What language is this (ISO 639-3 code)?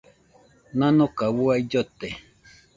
hux